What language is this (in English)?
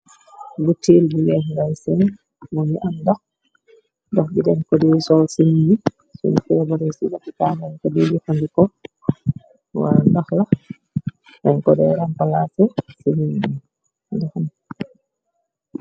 Wolof